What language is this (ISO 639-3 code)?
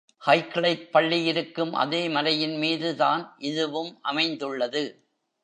tam